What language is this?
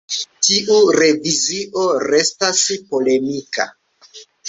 Esperanto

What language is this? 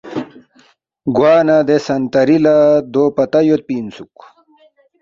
Balti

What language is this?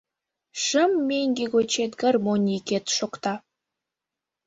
Mari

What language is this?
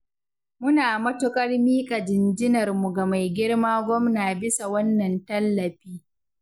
Hausa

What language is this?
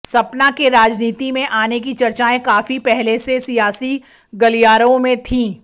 Hindi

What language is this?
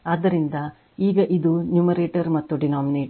Kannada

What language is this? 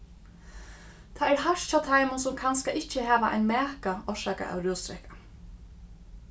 Faroese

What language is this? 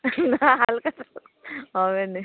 Bangla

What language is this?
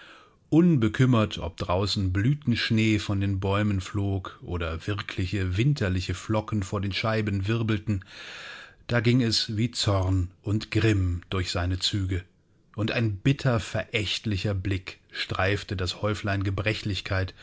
German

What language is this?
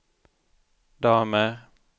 Swedish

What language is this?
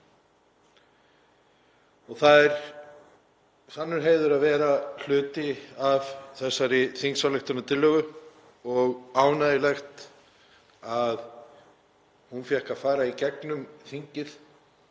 Icelandic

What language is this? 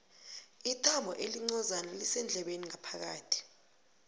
South Ndebele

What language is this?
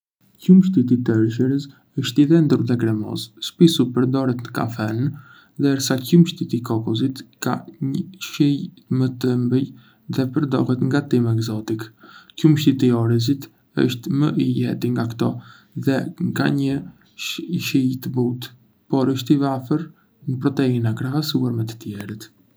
Arbëreshë Albanian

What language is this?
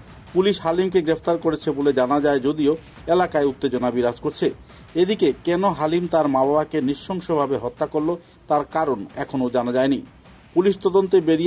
Bangla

